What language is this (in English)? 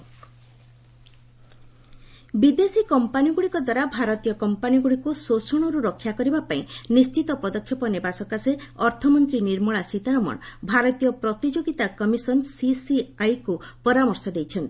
Odia